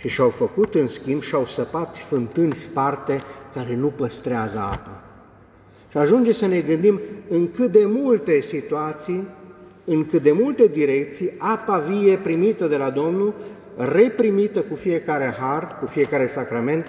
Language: Romanian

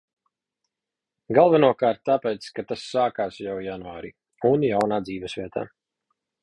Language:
Latvian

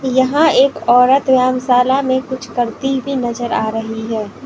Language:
Hindi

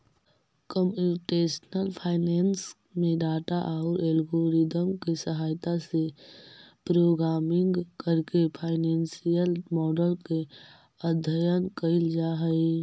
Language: Magahi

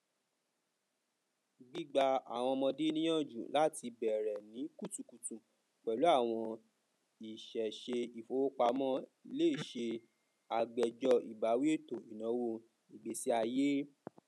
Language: Yoruba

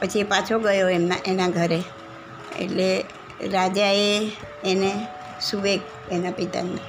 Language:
Gujarati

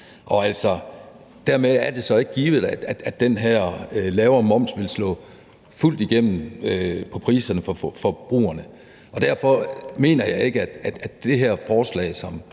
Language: Danish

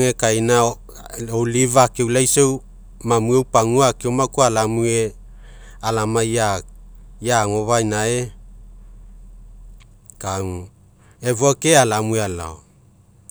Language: Mekeo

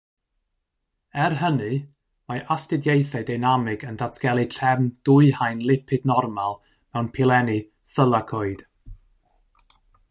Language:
Welsh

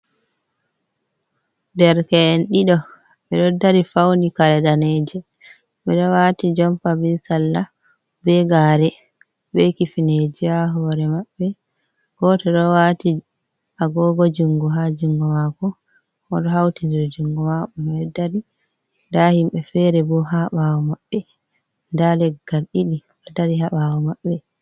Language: Fula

